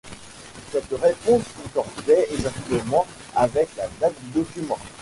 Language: French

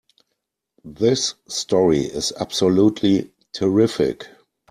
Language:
English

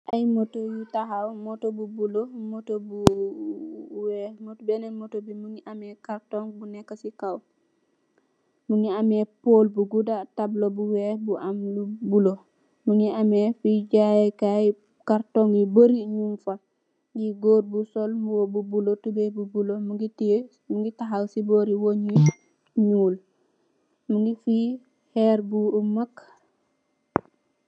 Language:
Wolof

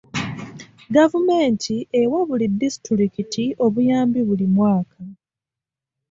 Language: Ganda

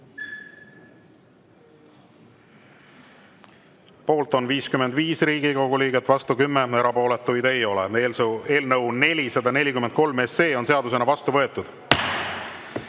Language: Estonian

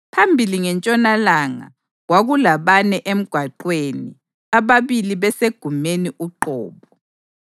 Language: North Ndebele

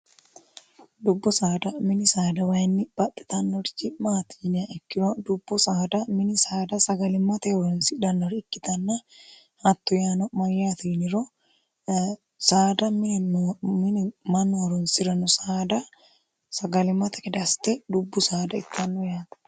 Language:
Sidamo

